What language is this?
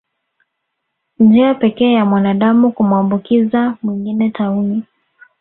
Swahili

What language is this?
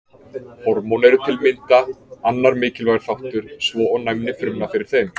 Icelandic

